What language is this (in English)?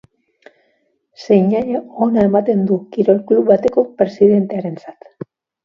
Basque